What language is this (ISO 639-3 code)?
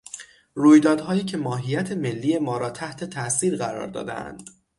fas